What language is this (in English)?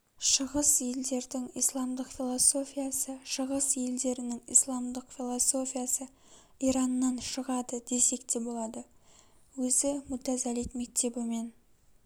Kazakh